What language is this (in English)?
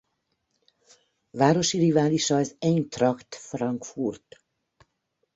Hungarian